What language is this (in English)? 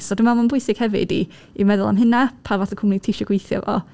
Welsh